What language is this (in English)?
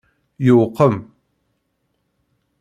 Kabyle